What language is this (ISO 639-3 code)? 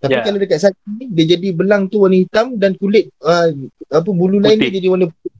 msa